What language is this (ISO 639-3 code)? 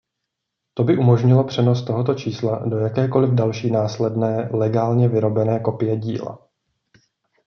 ces